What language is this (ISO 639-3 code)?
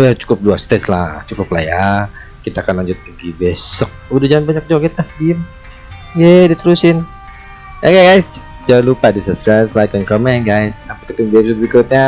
ind